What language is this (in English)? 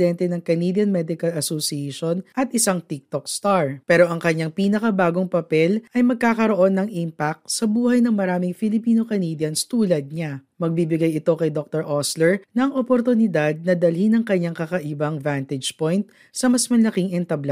Filipino